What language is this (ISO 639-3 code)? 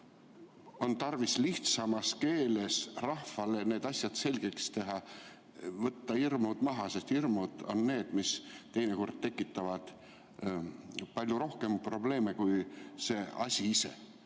est